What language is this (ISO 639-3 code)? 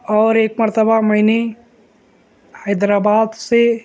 urd